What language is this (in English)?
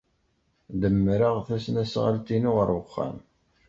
Kabyle